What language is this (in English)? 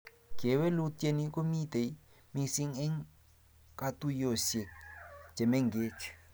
Kalenjin